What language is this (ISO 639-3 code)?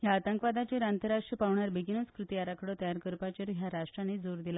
kok